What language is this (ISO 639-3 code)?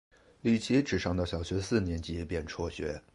zho